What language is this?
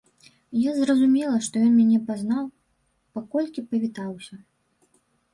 Belarusian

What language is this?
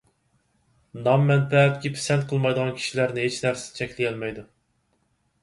Uyghur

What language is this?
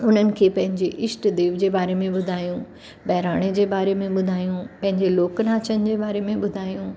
Sindhi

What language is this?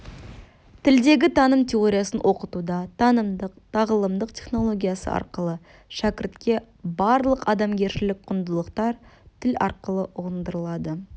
Kazakh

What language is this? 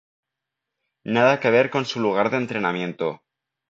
Spanish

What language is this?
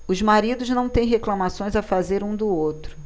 Portuguese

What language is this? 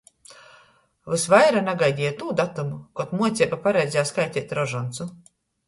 Latgalian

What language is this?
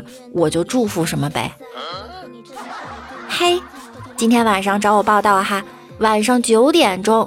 Chinese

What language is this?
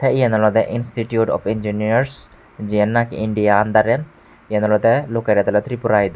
Chakma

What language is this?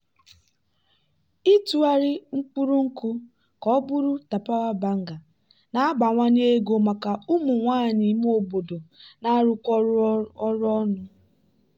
Igbo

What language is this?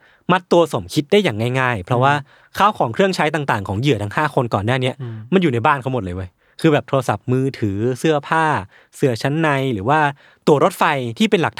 Thai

